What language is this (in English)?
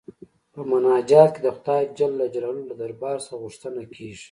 Pashto